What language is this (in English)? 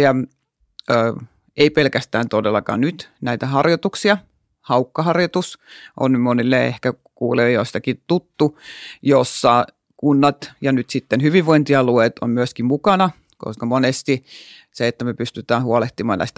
Finnish